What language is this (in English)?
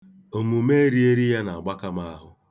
Igbo